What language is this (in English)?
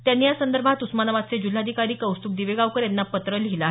Marathi